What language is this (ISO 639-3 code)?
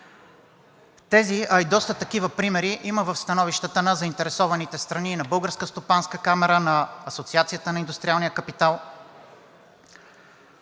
bul